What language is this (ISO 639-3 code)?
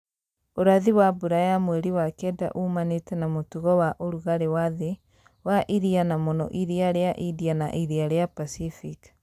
kik